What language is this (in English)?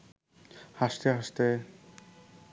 Bangla